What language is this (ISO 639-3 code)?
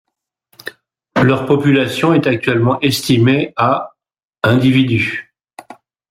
fra